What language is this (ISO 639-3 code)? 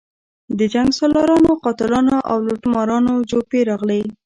pus